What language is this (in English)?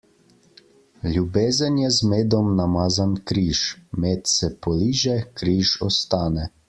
Slovenian